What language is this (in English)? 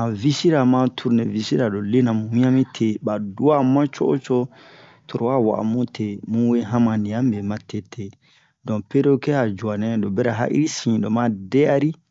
Bomu